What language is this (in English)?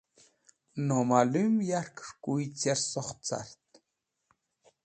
Wakhi